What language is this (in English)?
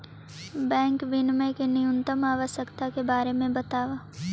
Magahi